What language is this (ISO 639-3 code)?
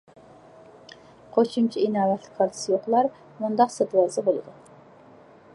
uig